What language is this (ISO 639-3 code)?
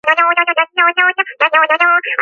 kat